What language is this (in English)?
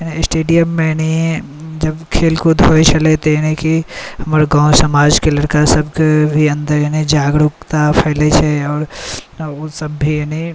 Maithili